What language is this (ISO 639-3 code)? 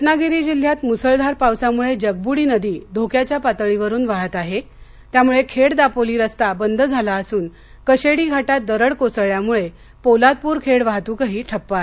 mar